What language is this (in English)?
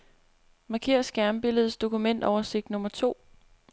Danish